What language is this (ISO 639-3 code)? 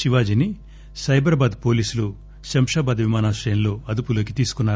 tel